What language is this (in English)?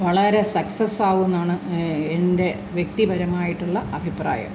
Malayalam